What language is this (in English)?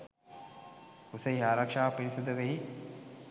Sinhala